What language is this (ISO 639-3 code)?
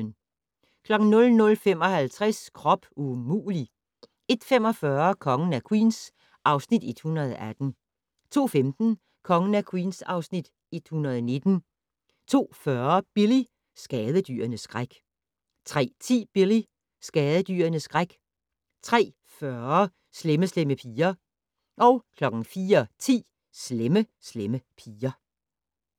dan